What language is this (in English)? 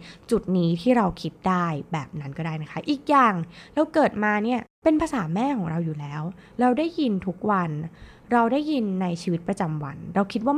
Thai